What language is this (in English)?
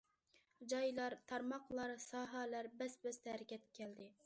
Uyghur